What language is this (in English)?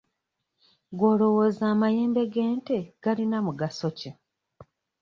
Ganda